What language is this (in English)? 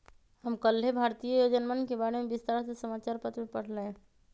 Magahi